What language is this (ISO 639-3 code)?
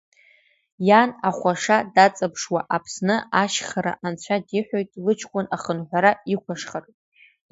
abk